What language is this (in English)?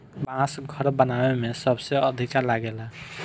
Bhojpuri